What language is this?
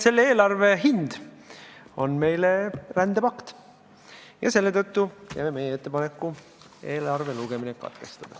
Estonian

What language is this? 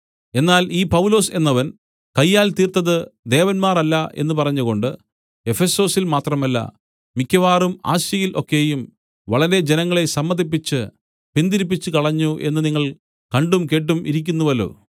Malayalam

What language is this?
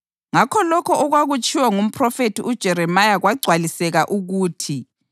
North Ndebele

